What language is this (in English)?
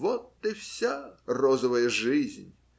Russian